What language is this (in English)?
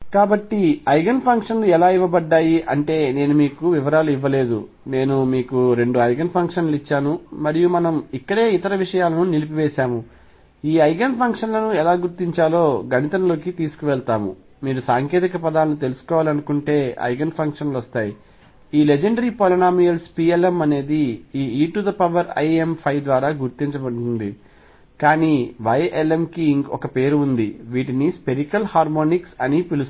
Telugu